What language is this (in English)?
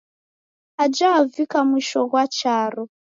Taita